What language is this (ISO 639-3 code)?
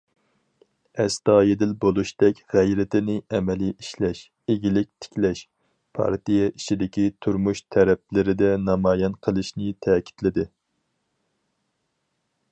uig